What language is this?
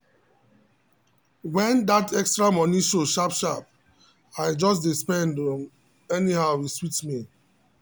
Nigerian Pidgin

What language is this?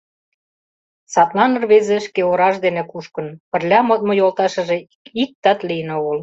Mari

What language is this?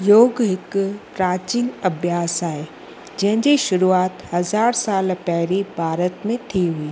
Sindhi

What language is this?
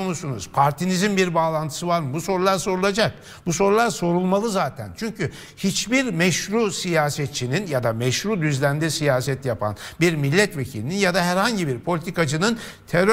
Turkish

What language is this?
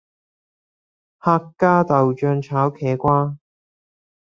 Cantonese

